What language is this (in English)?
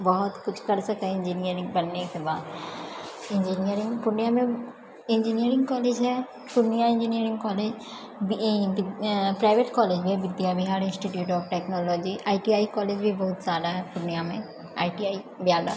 Maithili